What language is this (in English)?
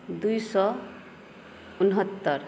Maithili